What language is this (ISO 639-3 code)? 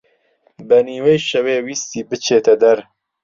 ckb